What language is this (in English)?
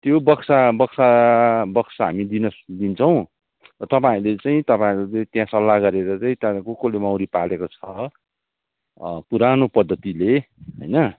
Nepali